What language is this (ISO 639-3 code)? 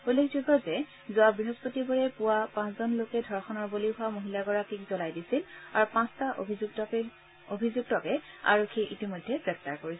asm